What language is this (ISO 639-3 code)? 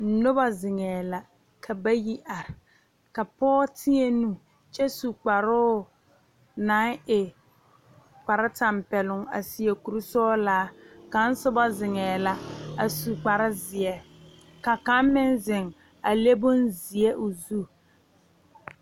dga